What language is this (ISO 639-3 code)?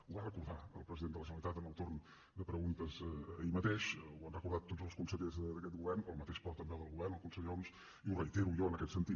cat